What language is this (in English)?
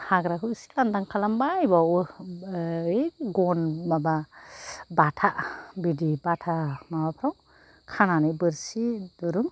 Bodo